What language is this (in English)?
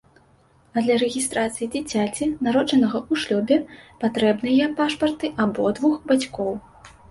Belarusian